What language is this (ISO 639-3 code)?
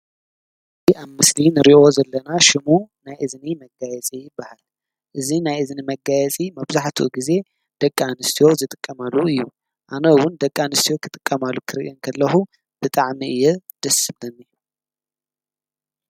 tir